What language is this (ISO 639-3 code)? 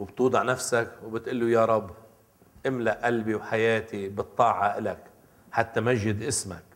ara